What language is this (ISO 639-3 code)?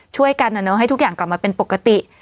tha